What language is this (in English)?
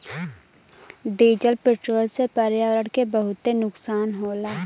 Bhojpuri